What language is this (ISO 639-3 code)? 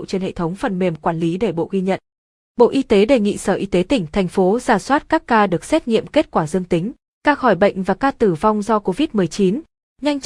vie